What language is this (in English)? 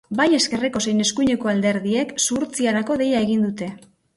Basque